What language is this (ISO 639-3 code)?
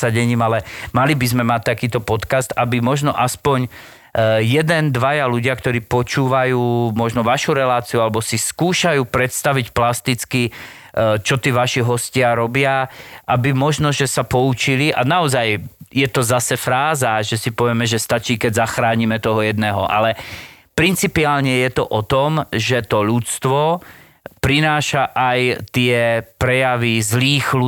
slk